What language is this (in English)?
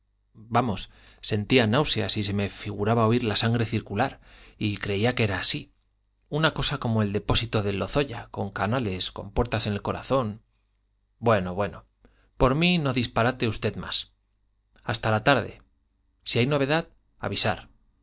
Spanish